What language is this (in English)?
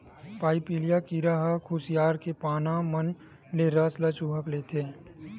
Chhattisgarhi